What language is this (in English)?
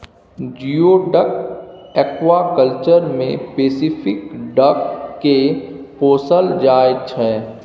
Maithili